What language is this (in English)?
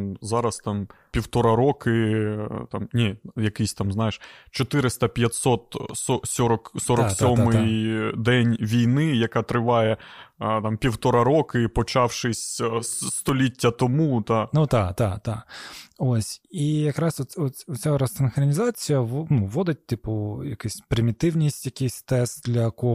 Ukrainian